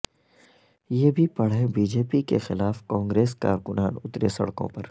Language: Urdu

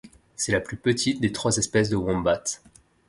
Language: French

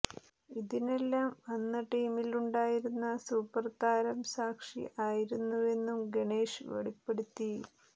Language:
Malayalam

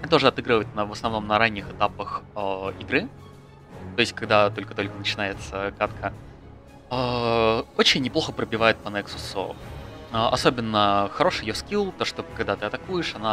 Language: Russian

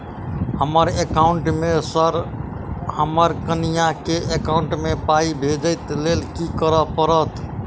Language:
Maithili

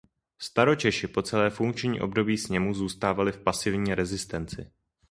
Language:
Czech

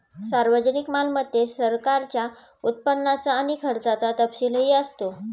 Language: Marathi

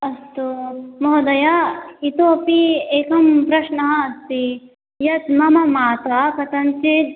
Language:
Sanskrit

